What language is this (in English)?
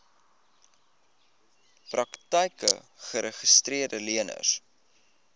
Afrikaans